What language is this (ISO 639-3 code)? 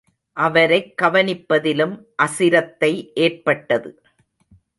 tam